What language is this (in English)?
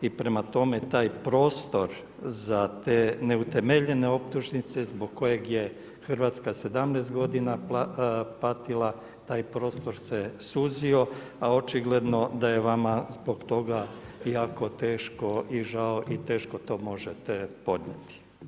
Croatian